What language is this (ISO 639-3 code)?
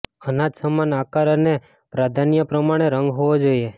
guj